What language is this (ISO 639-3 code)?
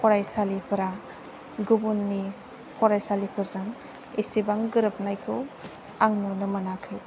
brx